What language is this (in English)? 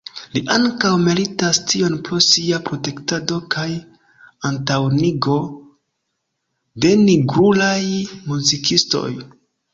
Esperanto